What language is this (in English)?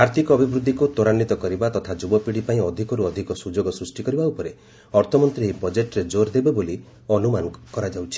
Odia